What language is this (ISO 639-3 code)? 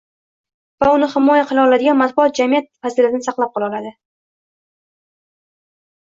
uzb